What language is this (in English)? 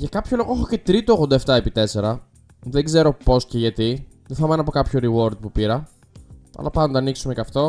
Greek